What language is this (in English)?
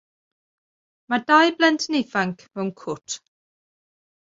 Welsh